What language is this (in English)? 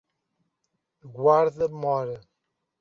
Portuguese